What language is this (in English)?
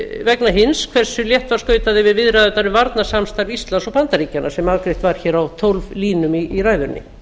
Icelandic